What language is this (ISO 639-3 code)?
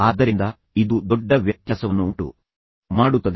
kan